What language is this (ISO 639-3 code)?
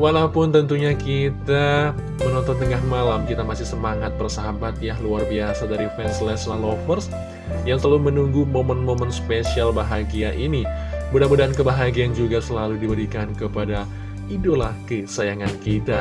ind